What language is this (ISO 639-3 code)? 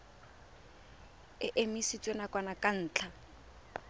tsn